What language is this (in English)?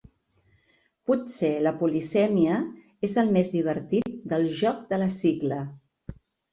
Catalan